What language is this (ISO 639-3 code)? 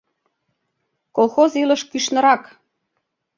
chm